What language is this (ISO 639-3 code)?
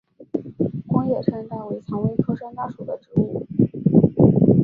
zho